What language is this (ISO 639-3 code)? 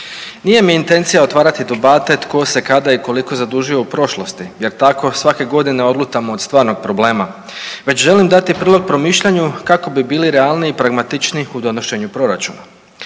hrv